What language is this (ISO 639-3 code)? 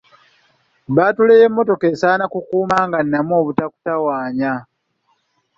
lug